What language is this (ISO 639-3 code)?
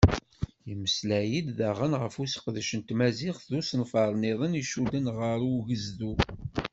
kab